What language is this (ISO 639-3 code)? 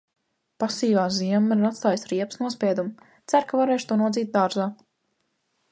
lav